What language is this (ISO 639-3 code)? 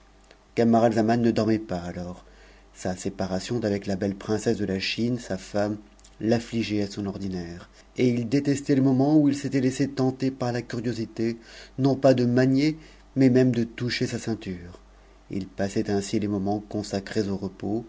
fra